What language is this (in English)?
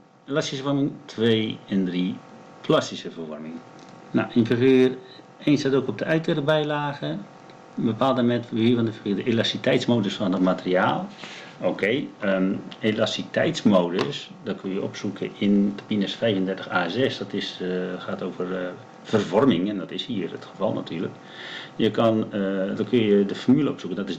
Dutch